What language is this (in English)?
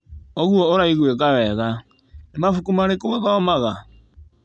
Kikuyu